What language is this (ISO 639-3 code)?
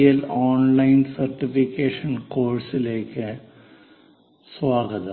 mal